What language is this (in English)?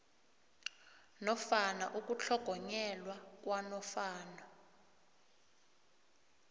South Ndebele